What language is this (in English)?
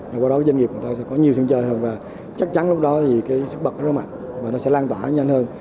Vietnamese